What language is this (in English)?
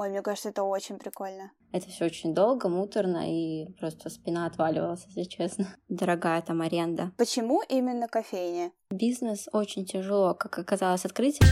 Russian